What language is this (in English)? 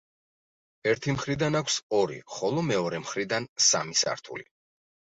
Georgian